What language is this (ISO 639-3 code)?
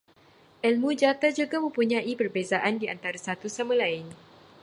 msa